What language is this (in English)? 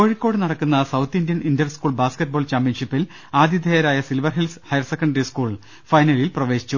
Malayalam